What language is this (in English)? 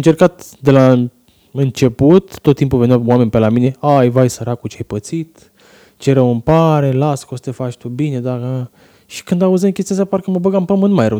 Romanian